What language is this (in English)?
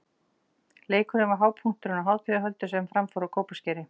Icelandic